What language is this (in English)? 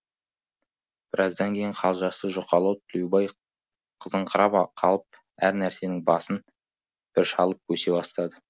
Kazakh